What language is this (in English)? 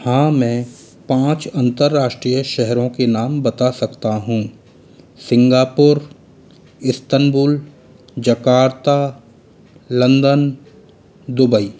Hindi